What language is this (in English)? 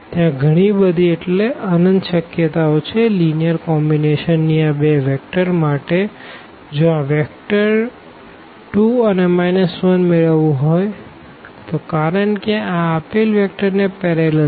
Gujarati